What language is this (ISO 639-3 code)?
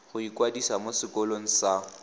tsn